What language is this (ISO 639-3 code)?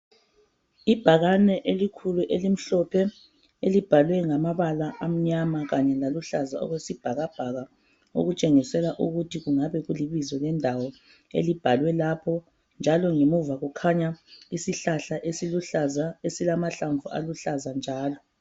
nde